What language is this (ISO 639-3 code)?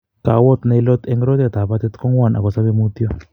kln